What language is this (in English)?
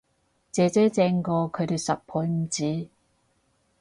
Cantonese